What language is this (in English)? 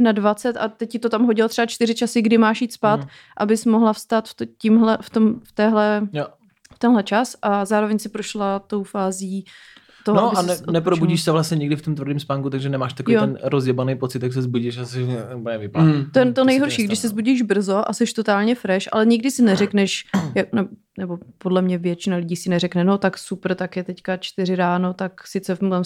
Czech